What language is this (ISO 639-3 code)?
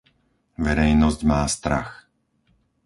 slk